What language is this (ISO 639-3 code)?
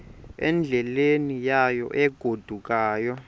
xho